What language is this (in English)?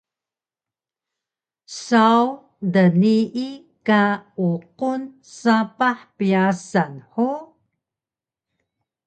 Taroko